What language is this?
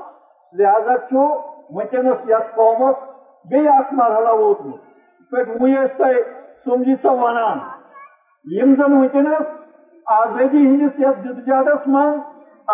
Urdu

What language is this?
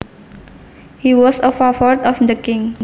Javanese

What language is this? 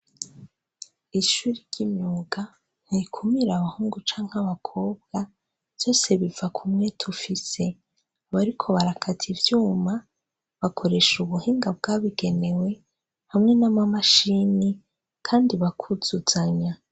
Rundi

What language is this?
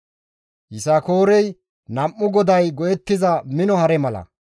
Gamo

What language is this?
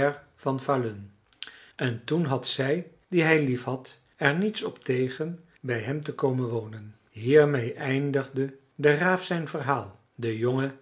Dutch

